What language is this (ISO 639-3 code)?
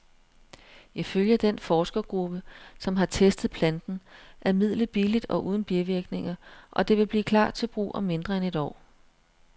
dan